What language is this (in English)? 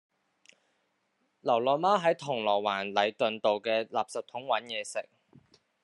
Cantonese